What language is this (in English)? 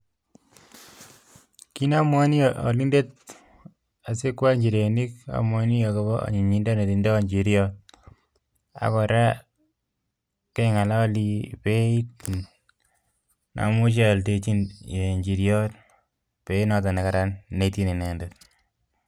Kalenjin